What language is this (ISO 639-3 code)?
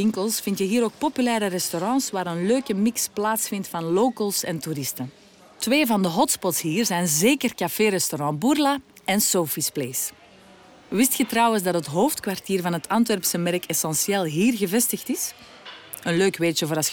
nld